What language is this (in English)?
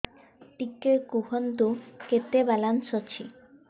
Odia